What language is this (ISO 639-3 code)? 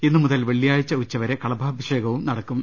mal